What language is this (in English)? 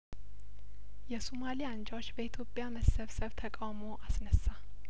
Amharic